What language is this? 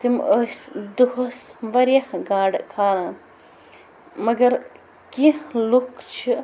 Kashmiri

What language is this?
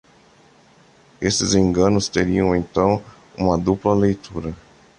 Portuguese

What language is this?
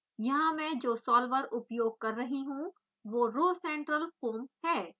Hindi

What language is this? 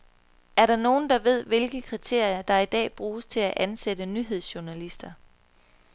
Danish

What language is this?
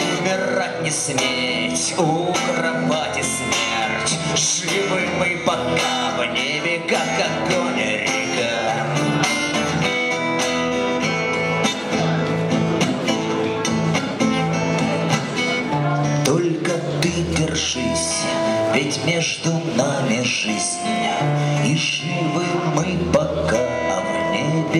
Russian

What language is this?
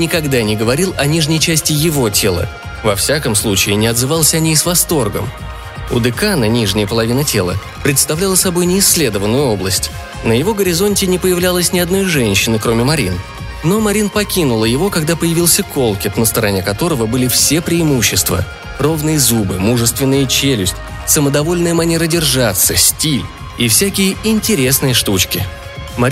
Russian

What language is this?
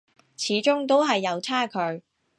Cantonese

